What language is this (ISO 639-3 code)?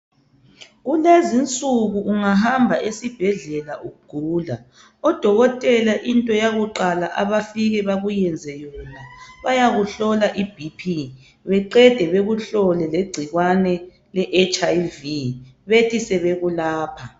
nde